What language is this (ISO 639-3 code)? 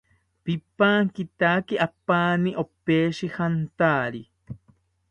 cpy